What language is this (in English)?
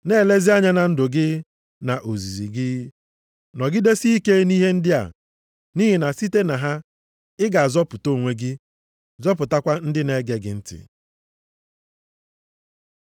Igbo